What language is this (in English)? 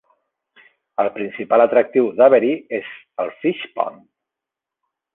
Catalan